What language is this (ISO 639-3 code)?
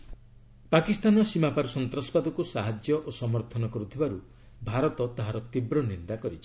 ori